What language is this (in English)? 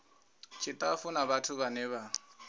Venda